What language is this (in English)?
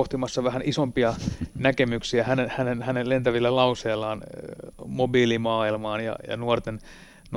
Finnish